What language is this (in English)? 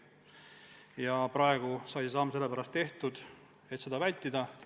Estonian